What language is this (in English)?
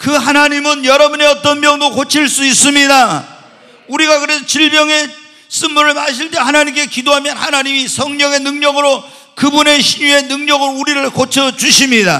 Korean